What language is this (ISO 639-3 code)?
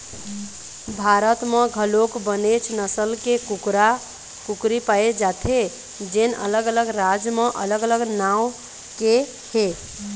hne